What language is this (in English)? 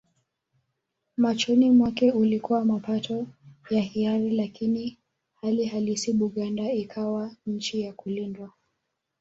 Swahili